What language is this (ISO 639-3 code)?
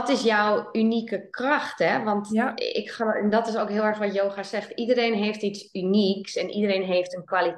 nld